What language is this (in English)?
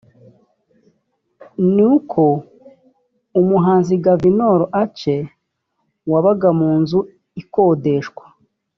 Kinyarwanda